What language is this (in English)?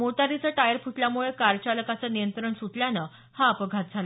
Marathi